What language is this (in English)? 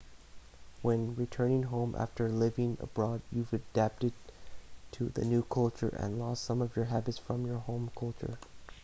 English